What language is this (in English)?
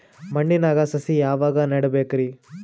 Kannada